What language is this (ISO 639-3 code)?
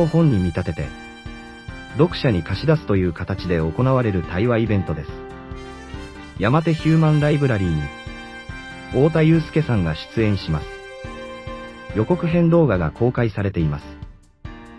jpn